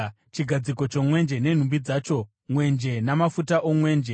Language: Shona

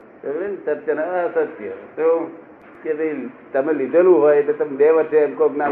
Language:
Gujarati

